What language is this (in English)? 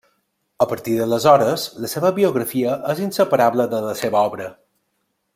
Catalan